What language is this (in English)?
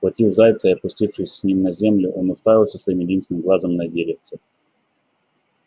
Russian